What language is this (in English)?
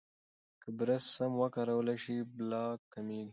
Pashto